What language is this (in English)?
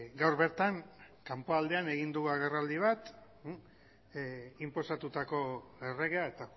Basque